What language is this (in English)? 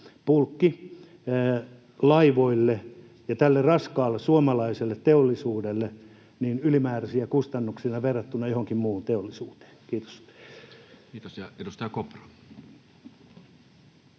Finnish